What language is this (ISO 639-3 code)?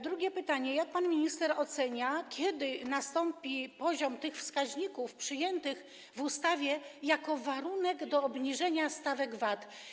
pol